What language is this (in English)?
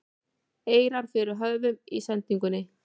Icelandic